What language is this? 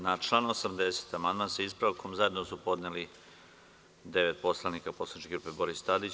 Serbian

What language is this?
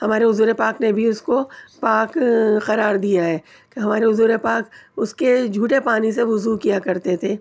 Urdu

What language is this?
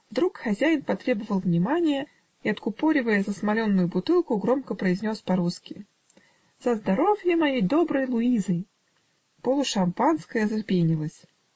Russian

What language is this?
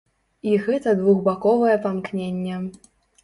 Belarusian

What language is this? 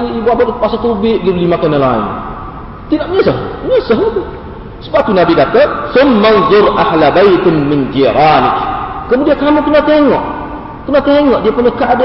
Malay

